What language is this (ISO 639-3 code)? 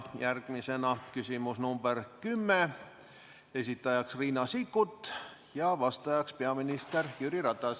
est